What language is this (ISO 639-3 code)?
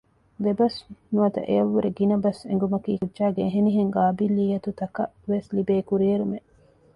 div